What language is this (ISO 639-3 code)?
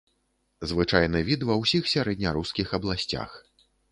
bel